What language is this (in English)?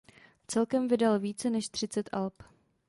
Czech